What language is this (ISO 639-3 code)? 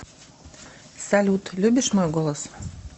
rus